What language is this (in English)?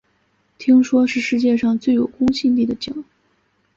Chinese